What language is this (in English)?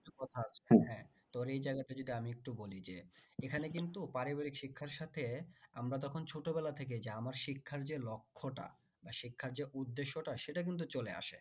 Bangla